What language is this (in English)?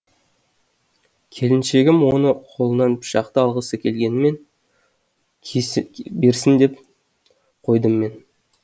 Kazakh